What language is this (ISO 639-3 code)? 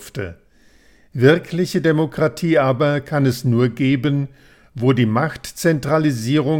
deu